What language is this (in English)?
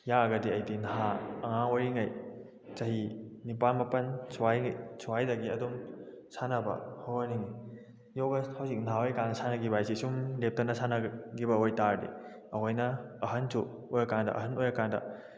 Manipuri